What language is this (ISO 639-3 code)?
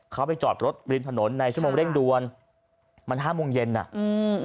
tha